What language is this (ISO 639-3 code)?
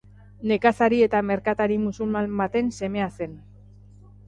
eus